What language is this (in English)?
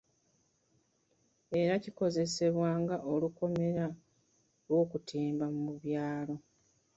Ganda